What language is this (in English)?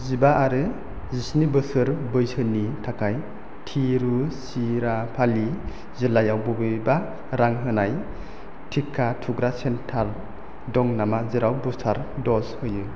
Bodo